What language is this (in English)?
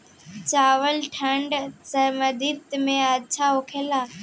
Bhojpuri